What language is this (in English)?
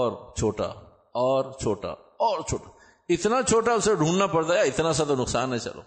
Urdu